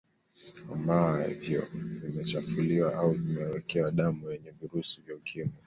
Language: Swahili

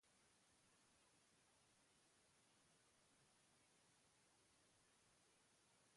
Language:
Basque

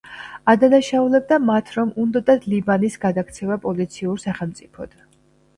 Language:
Georgian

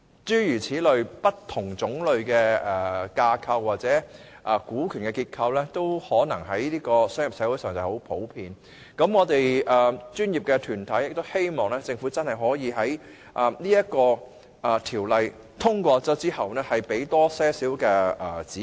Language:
Cantonese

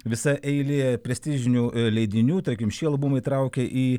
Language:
Lithuanian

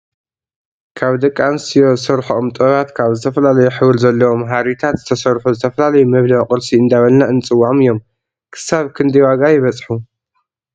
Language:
Tigrinya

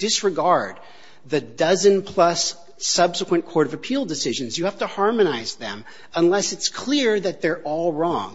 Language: English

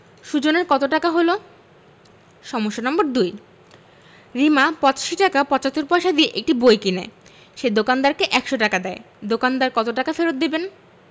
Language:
Bangla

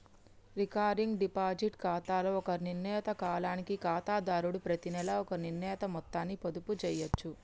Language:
Telugu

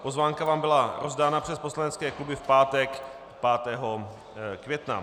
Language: Czech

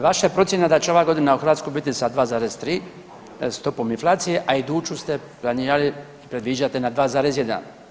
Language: Croatian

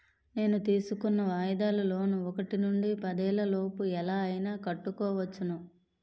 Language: Telugu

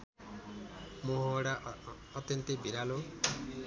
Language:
Nepali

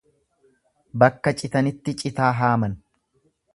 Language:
Oromo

